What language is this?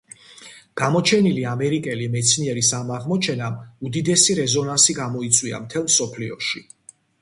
Georgian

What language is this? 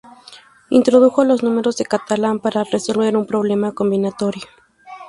Spanish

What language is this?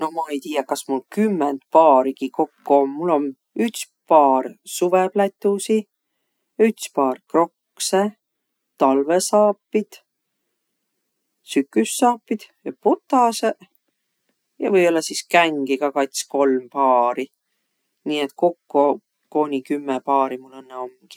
Võro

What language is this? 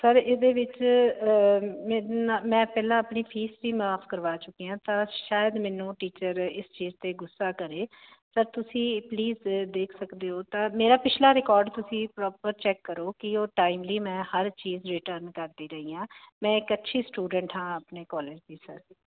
Punjabi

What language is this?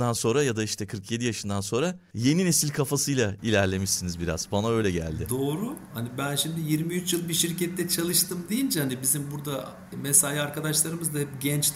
Turkish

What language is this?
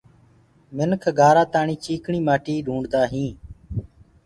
Gurgula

